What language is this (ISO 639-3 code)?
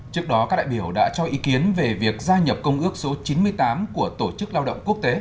vie